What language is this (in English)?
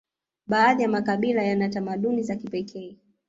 Swahili